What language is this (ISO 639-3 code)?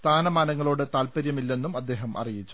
mal